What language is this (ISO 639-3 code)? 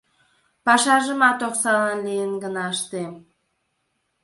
chm